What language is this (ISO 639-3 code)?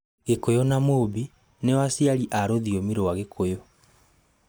kik